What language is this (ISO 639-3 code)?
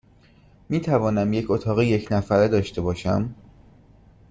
fas